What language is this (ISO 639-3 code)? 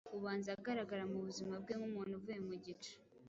kin